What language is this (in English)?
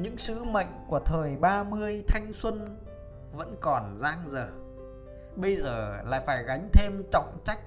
Vietnamese